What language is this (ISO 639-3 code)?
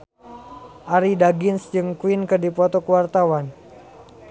sun